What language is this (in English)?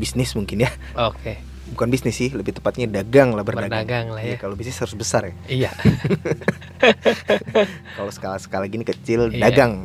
Indonesian